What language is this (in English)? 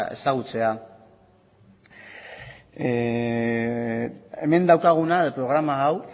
Basque